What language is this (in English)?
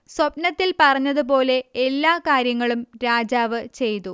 Malayalam